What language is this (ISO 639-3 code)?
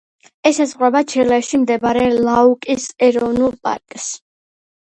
kat